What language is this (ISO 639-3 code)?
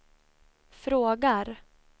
swe